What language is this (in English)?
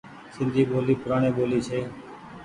Goaria